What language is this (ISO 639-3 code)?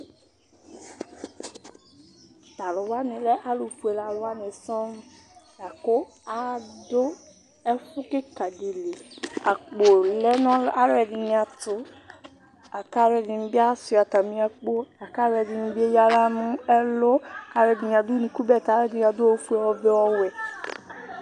kpo